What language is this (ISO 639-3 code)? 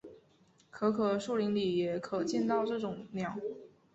zho